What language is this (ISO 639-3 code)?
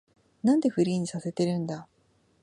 jpn